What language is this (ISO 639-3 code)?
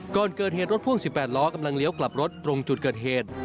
tha